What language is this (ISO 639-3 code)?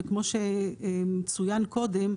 heb